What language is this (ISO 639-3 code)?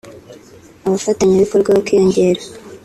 kin